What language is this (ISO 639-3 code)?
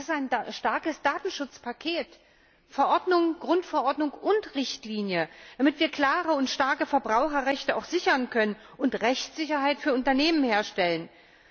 deu